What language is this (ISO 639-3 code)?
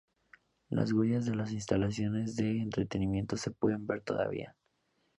spa